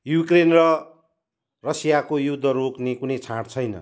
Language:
Nepali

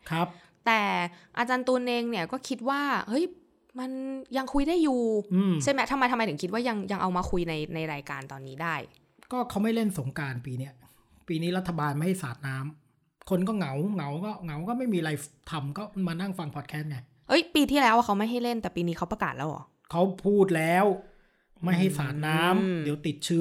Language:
Thai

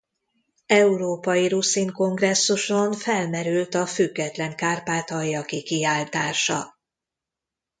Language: Hungarian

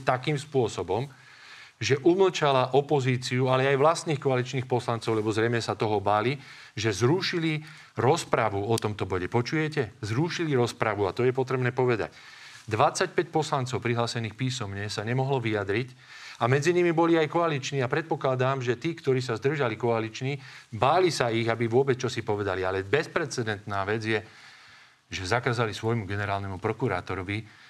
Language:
Slovak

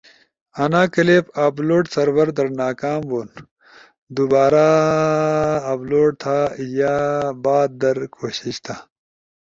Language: Ushojo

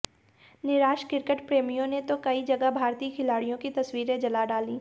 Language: Hindi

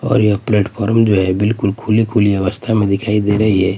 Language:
Hindi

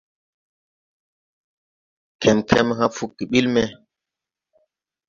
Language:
Tupuri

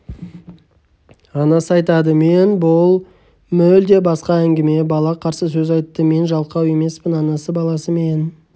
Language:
Kazakh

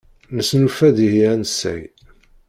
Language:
Kabyle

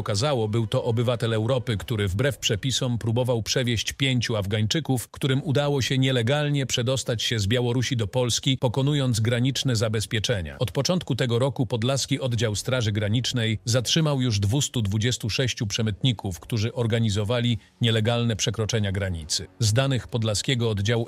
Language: Polish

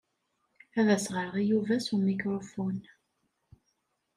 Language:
Kabyle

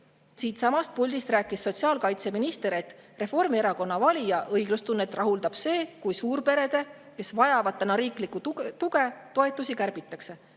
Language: Estonian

